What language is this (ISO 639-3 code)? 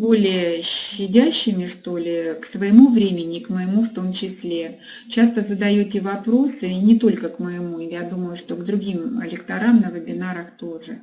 rus